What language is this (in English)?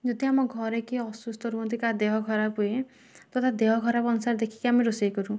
Odia